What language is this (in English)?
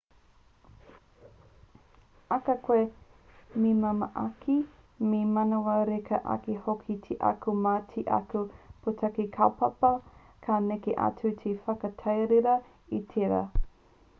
Māori